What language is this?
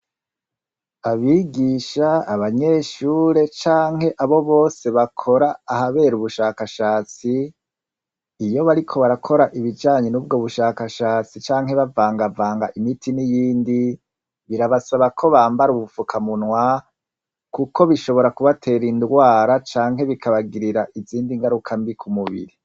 Rundi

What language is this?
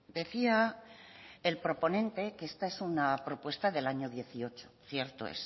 Spanish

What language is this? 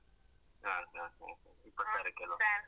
Kannada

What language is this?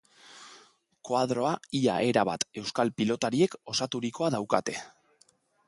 Basque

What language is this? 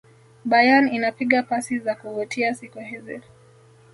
Swahili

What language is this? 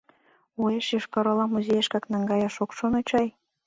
Mari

